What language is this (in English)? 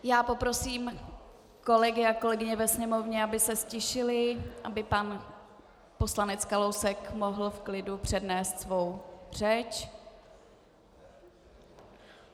Czech